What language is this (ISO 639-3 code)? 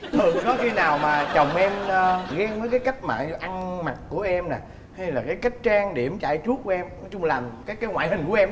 vie